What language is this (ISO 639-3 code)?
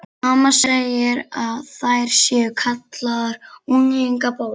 isl